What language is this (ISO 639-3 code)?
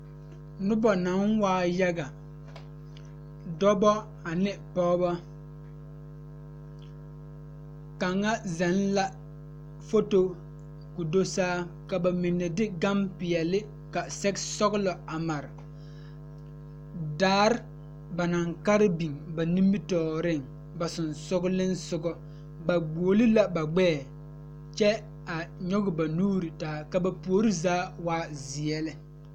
dga